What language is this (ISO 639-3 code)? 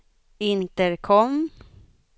swe